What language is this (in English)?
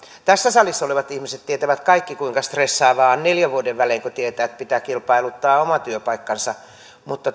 Finnish